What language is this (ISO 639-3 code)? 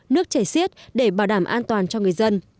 vie